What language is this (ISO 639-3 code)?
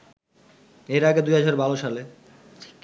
ben